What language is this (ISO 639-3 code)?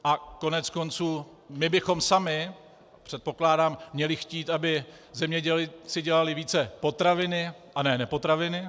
ces